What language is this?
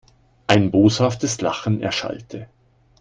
German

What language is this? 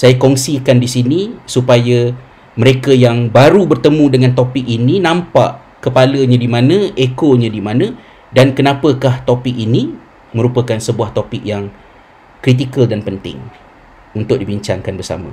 Malay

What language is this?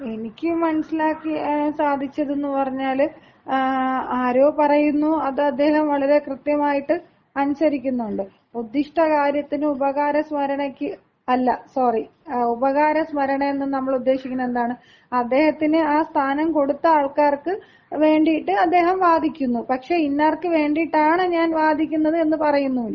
Malayalam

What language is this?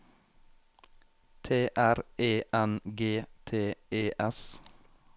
Norwegian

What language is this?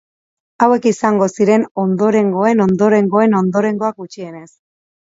Basque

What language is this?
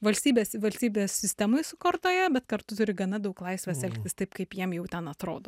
Lithuanian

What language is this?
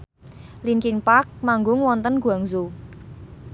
Javanese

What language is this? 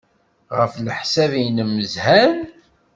Kabyle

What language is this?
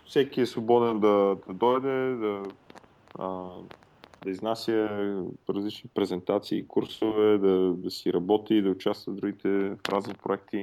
Bulgarian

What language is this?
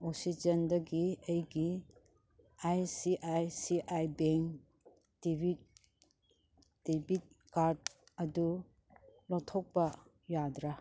Manipuri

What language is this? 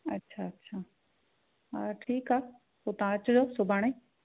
Sindhi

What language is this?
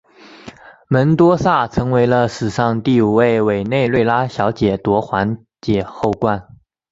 Chinese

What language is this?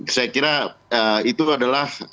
Indonesian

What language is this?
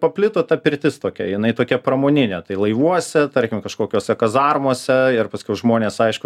Lithuanian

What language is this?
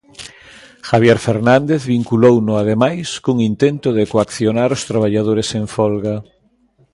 Galician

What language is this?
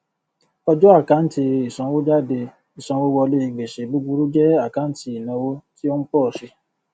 Yoruba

